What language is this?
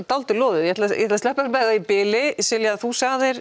Icelandic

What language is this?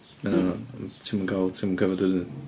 Welsh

